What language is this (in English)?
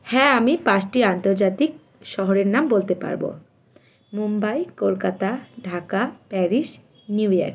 Bangla